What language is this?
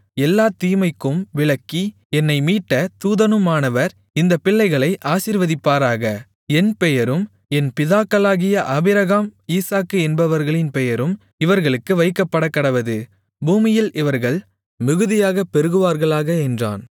Tamil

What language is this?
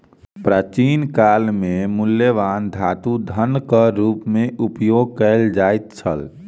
Maithili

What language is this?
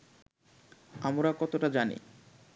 Bangla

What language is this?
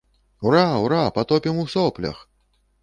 Belarusian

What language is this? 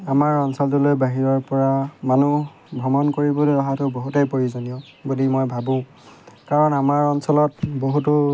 Assamese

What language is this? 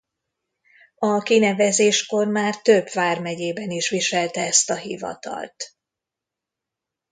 Hungarian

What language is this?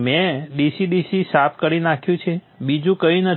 Gujarati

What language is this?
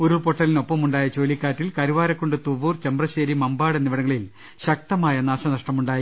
Malayalam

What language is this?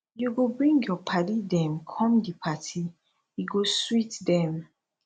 Nigerian Pidgin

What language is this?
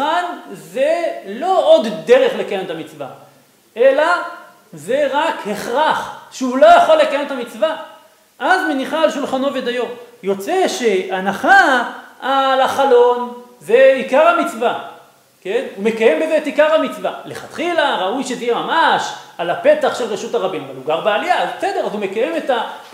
Hebrew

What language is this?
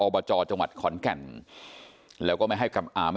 Thai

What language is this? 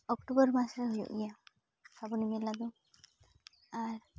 Santali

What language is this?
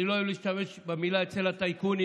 Hebrew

